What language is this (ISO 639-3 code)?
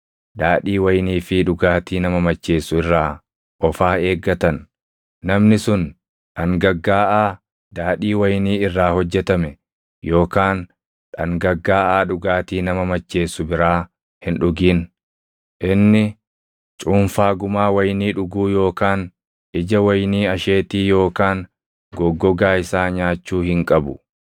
orm